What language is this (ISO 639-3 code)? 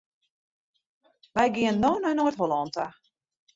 fry